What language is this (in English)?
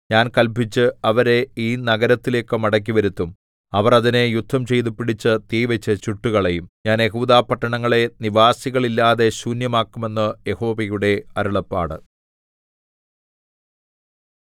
Malayalam